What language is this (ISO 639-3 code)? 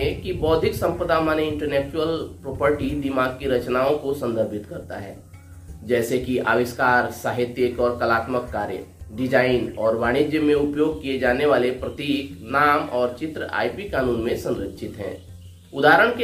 hin